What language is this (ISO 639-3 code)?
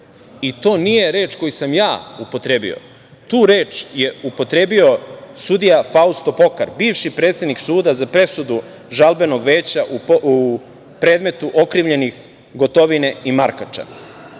srp